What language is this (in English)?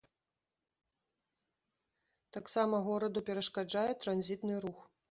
Belarusian